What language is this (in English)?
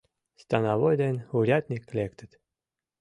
Mari